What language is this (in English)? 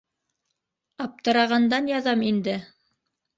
Bashkir